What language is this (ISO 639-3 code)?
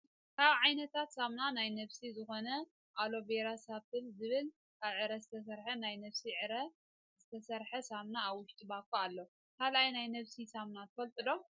tir